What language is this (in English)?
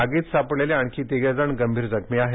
Marathi